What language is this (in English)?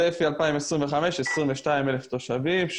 Hebrew